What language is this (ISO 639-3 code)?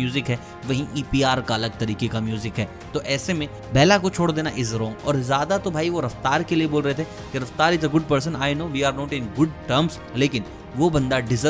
hin